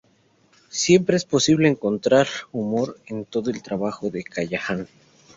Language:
Spanish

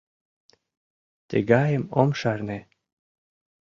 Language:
Mari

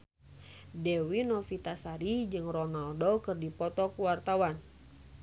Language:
Sundanese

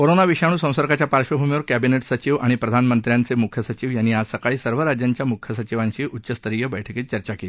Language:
Marathi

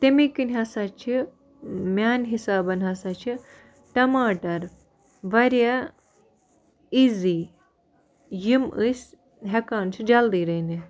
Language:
Kashmiri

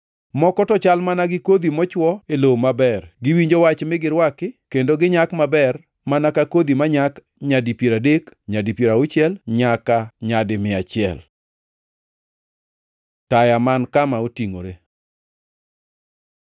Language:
Luo (Kenya and Tanzania)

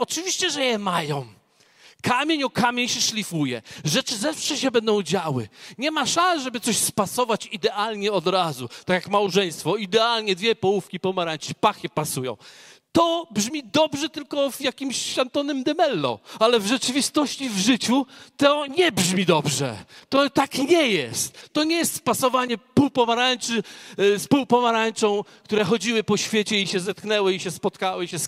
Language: Polish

